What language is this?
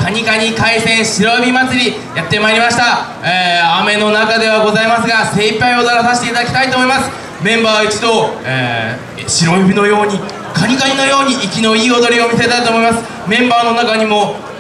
Japanese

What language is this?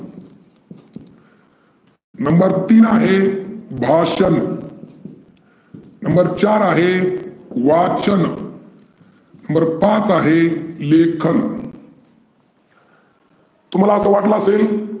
Marathi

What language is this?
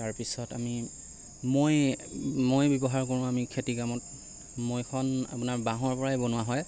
Assamese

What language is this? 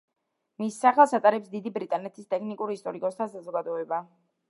Georgian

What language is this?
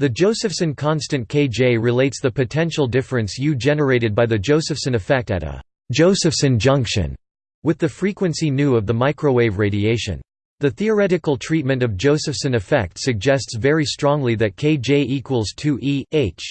English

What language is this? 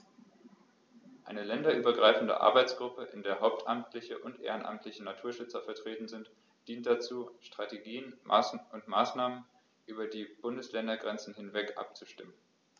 German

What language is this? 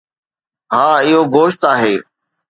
Sindhi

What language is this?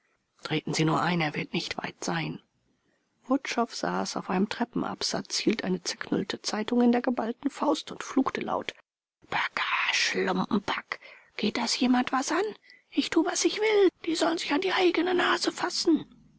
German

